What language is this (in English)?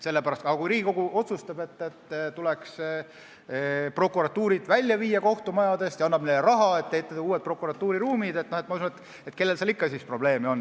Estonian